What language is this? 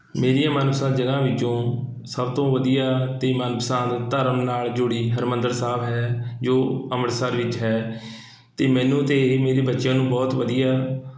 Punjabi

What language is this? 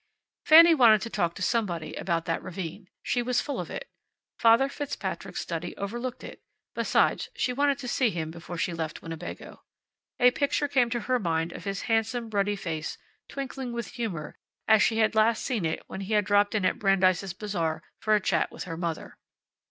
English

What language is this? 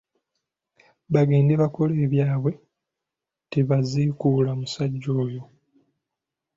Ganda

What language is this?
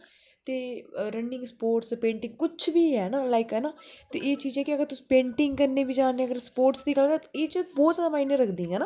Dogri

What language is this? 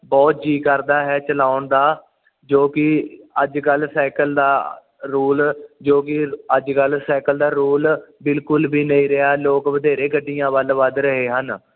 Punjabi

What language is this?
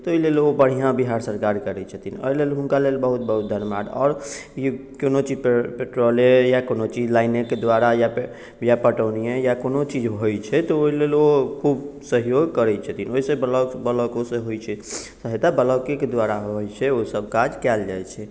Maithili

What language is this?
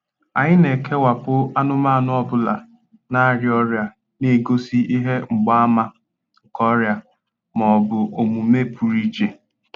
Igbo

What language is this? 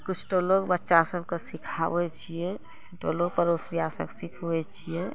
Maithili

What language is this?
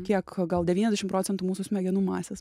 Lithuanian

